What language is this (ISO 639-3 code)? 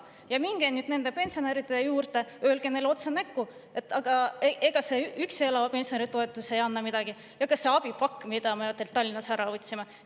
est